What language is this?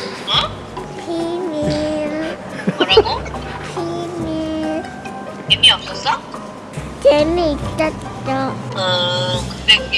Korean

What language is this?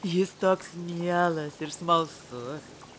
Lithuanian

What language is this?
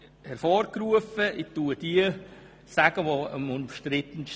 Swiss German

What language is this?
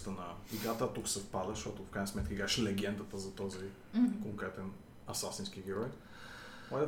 Bulgarian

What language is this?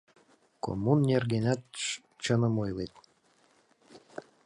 Mari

